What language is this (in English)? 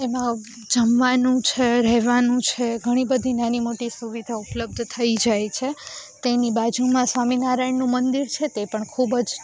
Gujarati